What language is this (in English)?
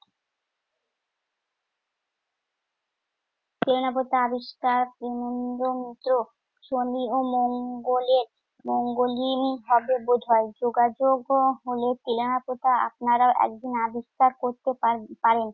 Bangla